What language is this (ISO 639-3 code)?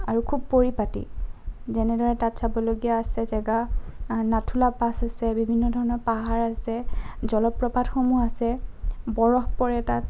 asm